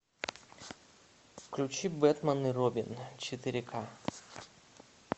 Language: Russian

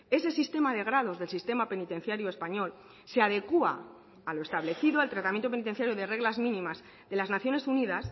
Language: Spanish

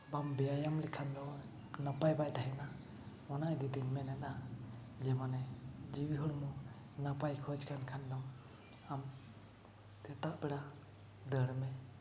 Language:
Santali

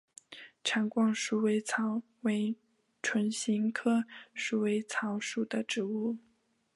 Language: Chinese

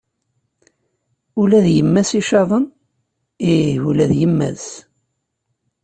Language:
Kabyle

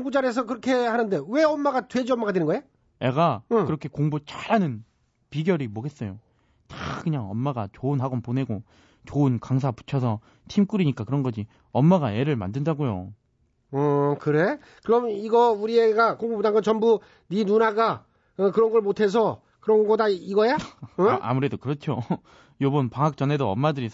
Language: Korean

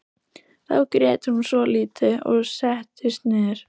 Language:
Icelandic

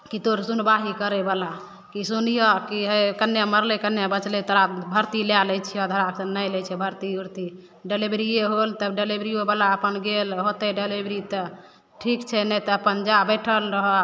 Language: Maithili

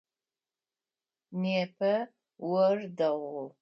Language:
Adyghe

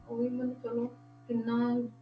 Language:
Punjabi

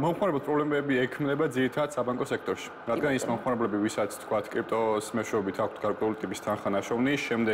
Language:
Romanian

